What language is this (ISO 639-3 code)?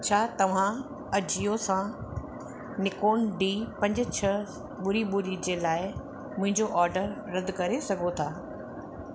snd